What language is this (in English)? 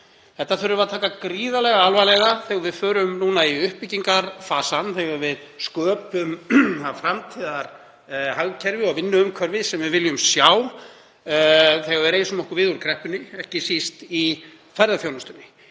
Icelandic